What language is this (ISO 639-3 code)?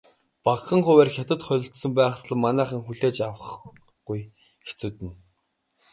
mon